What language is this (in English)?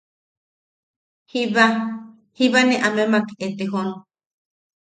Yaqui